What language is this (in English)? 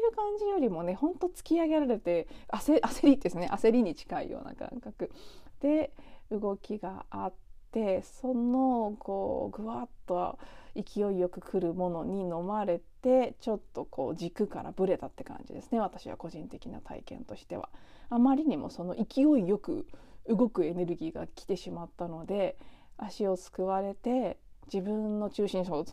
Japanese